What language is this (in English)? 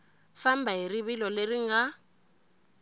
Tsonga